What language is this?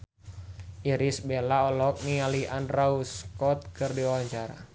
Sundanese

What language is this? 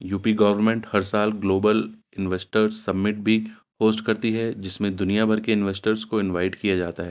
Urdu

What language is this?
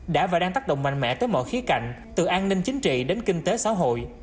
Vietnamese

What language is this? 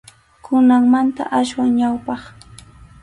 Arequipa-La Unión Quechua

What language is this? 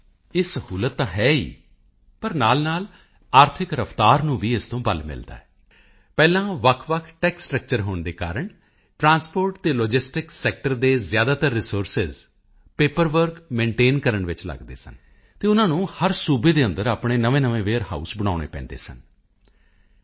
Punjabi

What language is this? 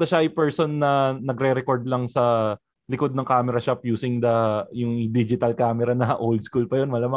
Filipino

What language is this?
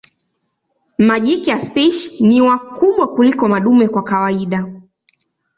Swahili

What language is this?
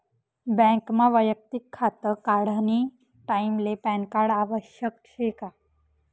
Marathi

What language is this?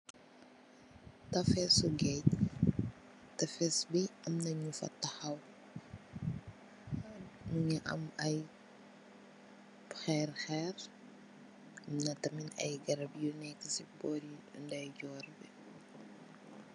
Wolof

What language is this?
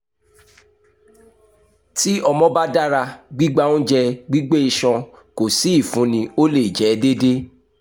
Yoruba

